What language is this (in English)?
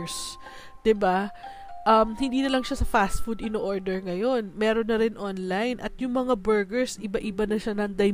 Filipino